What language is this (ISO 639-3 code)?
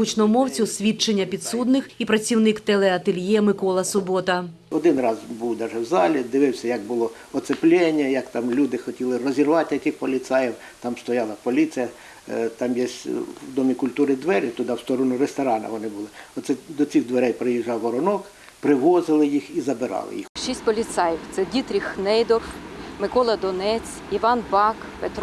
ukr